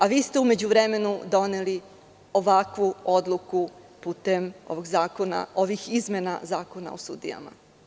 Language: Serbian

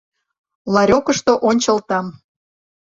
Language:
Mari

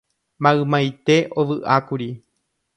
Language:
Guarani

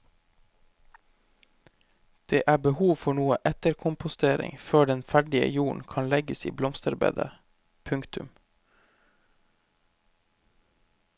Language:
Norwegian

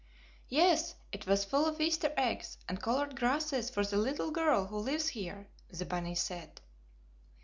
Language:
English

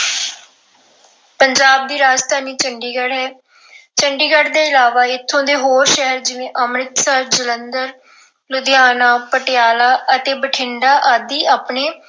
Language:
Punjabi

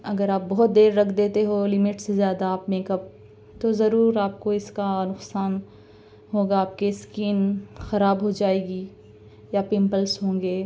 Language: Urdu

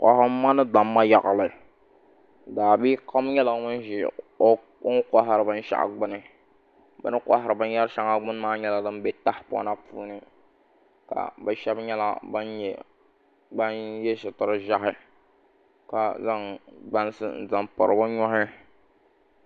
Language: Dagbani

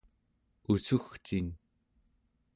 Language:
Central Yupik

